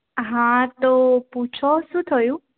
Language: Gujarati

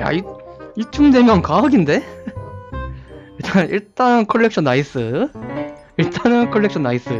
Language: Korean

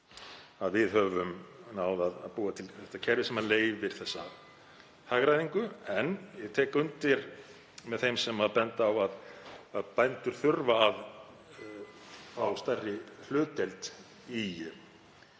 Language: Icelandic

